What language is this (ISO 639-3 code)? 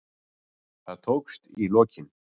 isl